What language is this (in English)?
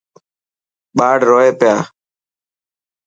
Dhatki